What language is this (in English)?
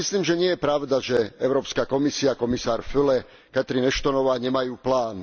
Slovak